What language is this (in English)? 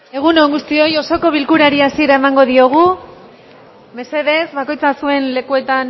Basque